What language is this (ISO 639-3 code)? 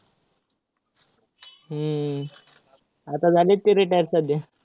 mar